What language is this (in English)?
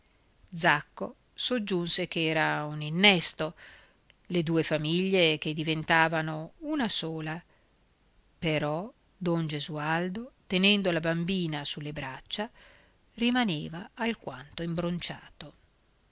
Italian